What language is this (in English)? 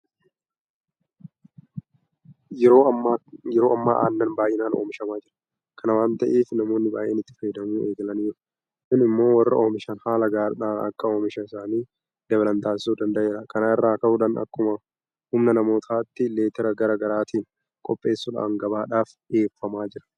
Oromo